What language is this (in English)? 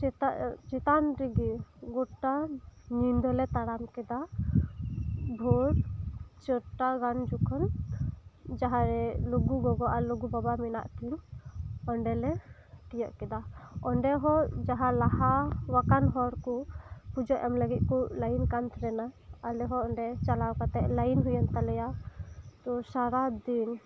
Santali